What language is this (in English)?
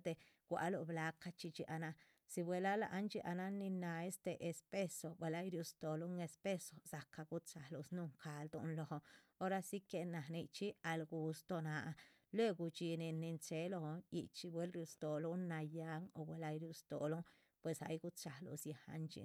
Chichicapan Zapotec